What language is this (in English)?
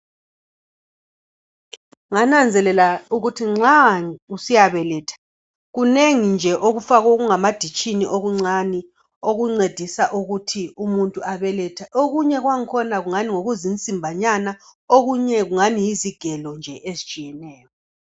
North Ndebele